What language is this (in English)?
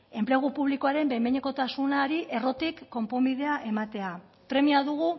Basque